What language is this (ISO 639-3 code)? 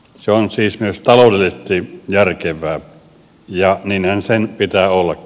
fin